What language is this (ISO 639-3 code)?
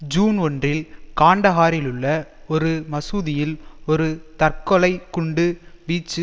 tam